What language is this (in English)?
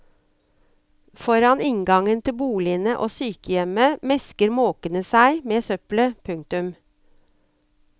Norwegian